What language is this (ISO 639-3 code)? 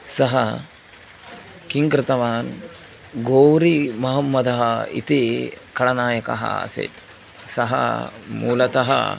san